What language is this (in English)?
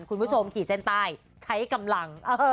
Thai